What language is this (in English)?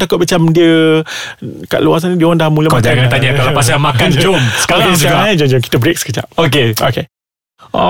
Malay